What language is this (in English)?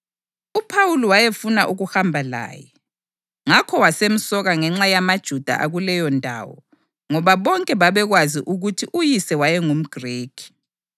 North Ndebele